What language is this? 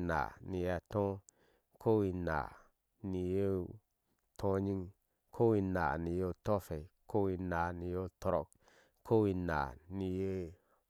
Ashe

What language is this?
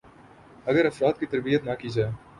Urdu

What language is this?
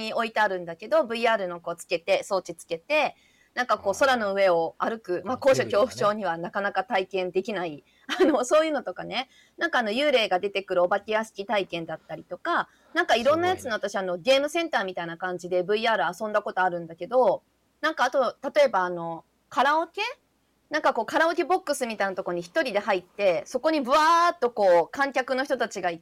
Japanese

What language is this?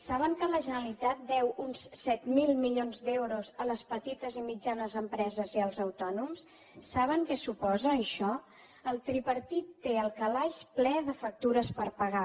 Catalan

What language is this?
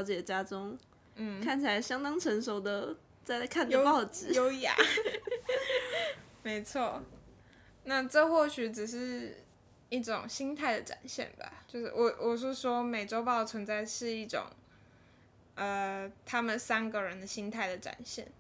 Chinese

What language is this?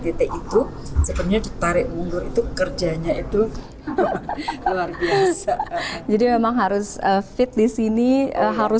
Indonesian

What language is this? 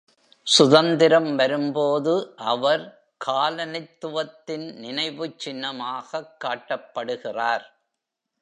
Tamil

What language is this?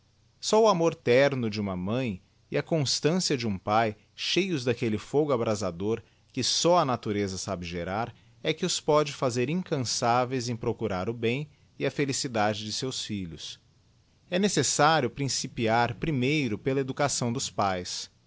Portuguese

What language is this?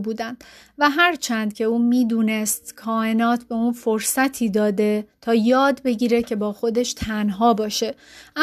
Persian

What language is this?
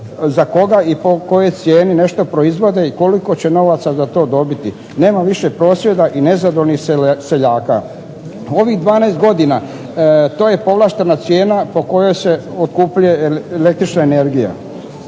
Croatian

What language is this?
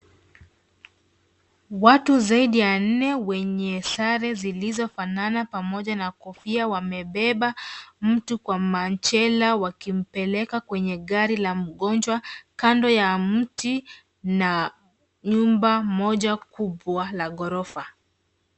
Swahili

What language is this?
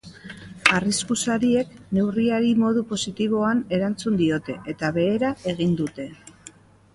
Basque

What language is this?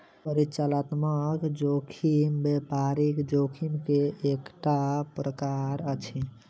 Maithili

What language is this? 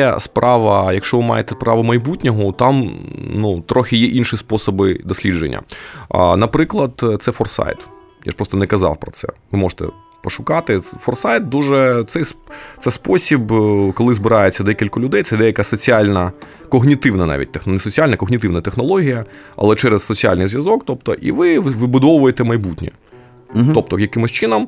Ukrainian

